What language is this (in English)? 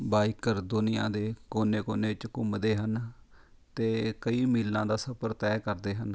Punjabi